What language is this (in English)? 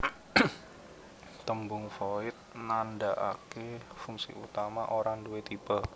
Javanese